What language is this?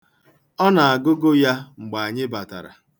Igbo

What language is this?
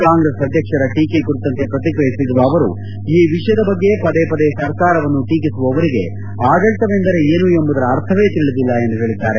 Kannada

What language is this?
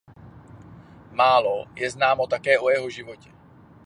Czech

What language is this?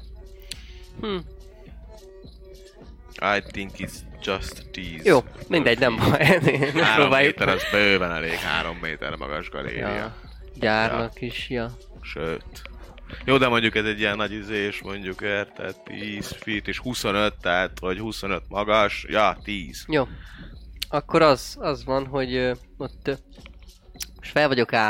Hungarian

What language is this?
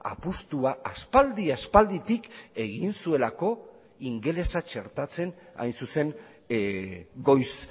Basque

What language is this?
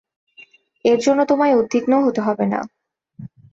Bangla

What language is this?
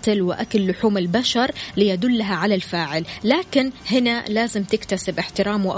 Arabic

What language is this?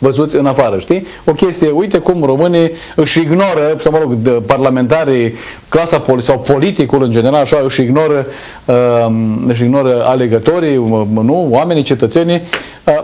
Romanian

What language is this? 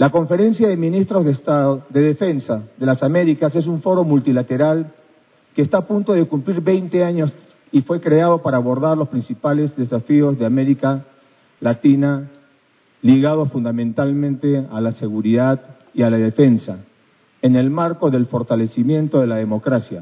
Spanish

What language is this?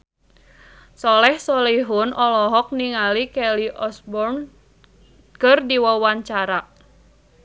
Sundanese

